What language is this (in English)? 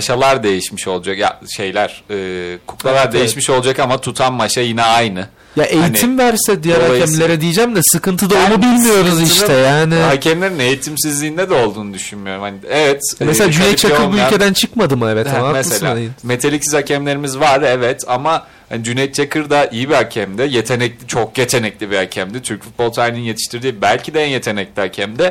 Turkish